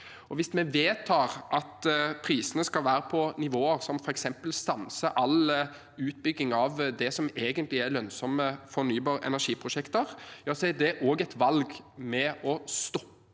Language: Norwegian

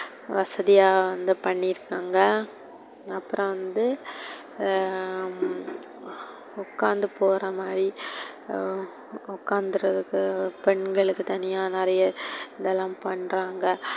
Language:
Tamil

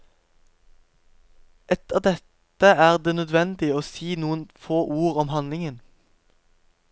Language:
Norwegian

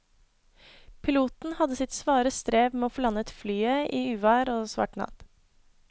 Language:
Norwegian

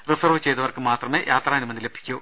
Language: Malayalam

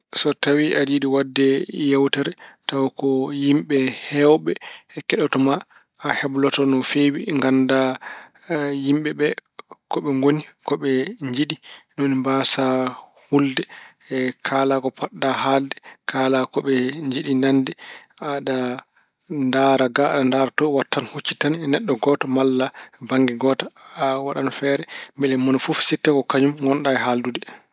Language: Fula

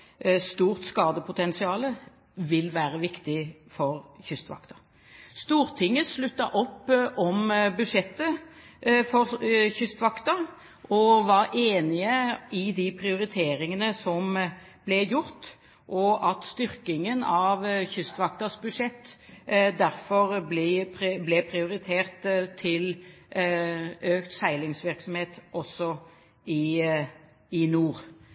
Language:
Norwegian Bokmål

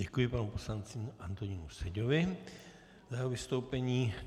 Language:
Czech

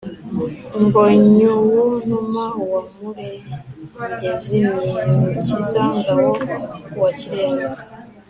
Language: Kinyarwanda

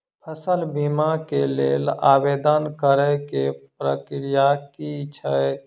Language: Maithili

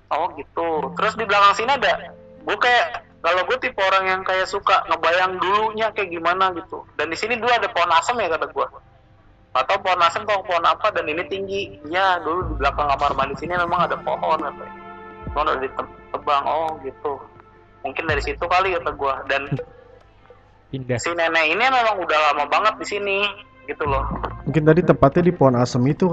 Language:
Indonesian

